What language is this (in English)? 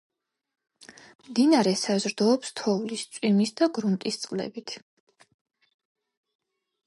Georgian